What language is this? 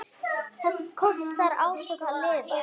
Icelandic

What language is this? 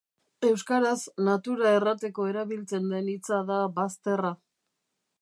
Basque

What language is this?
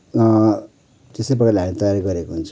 Nepali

